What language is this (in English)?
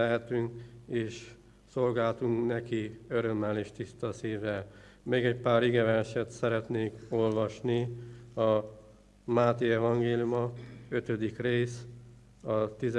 Hungarian